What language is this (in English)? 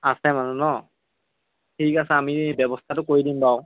Assamese